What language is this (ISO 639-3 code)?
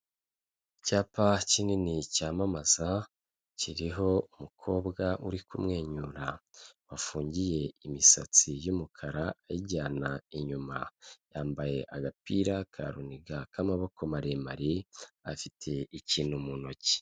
kin